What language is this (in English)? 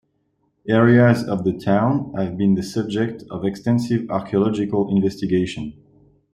English